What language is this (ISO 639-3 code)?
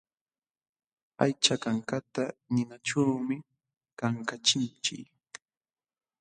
qxw